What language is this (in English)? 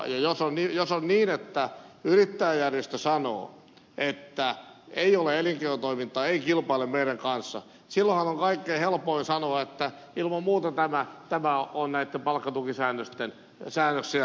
Finnish